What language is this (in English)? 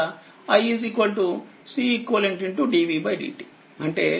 Telugu